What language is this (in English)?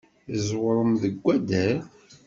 Kabyle